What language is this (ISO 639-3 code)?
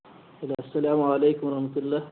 urd